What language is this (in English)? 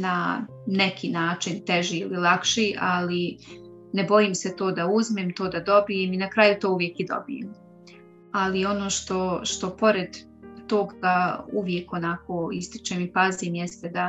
Croatian